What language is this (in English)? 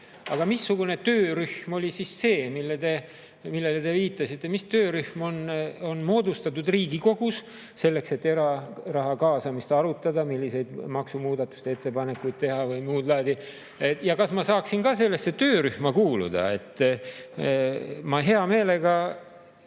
Estonian